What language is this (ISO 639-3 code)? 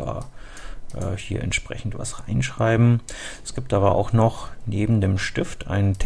deu